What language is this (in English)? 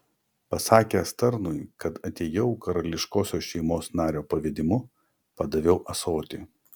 Lithuanian